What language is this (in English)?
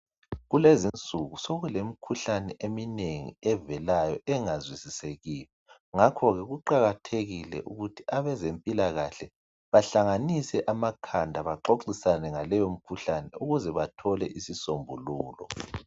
North Ndebele